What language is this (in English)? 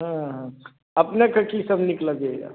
Maithili